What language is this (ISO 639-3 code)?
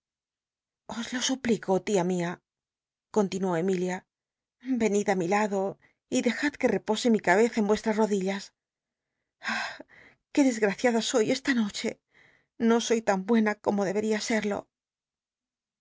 spa